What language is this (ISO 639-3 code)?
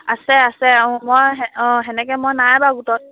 asm